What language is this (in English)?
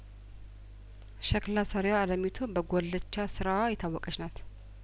Amharic